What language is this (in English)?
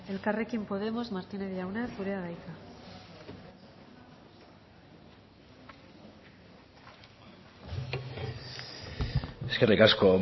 Basque